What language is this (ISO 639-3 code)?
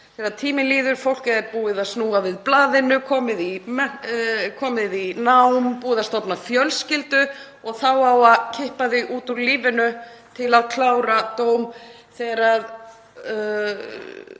isl